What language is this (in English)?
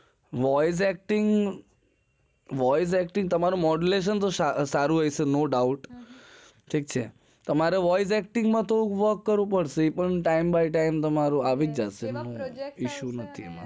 Gujarati